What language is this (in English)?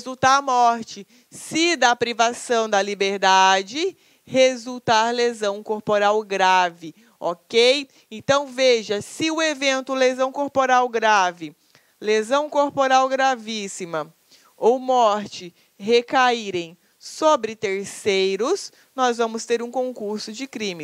Portuguese